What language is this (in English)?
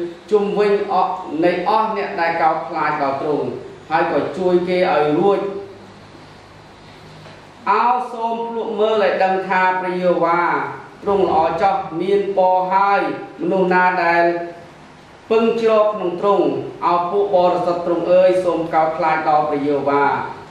Thai